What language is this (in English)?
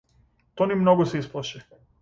Macedonian